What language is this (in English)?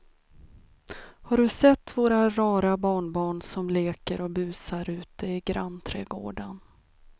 Swedish